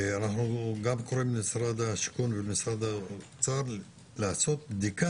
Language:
Hebrew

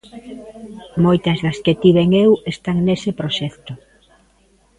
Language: Galician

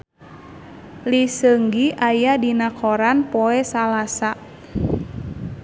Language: Sundanese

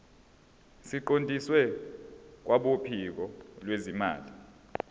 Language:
Zulu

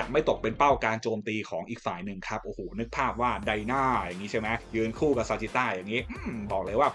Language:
Thai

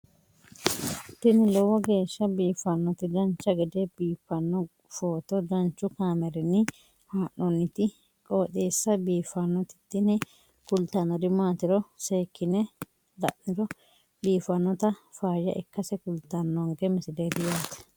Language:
Sidamo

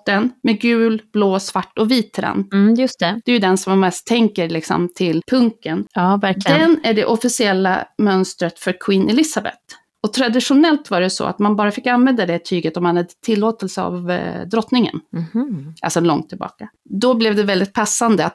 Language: Swedish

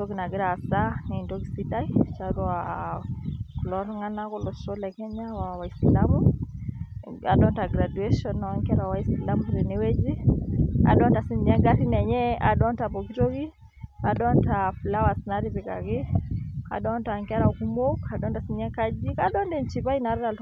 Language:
Masai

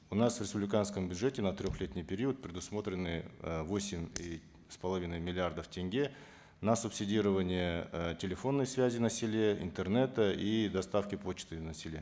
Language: Kazakh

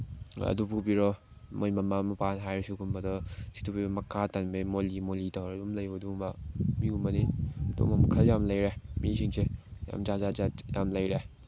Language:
Manipuri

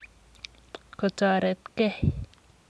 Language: Kalenjin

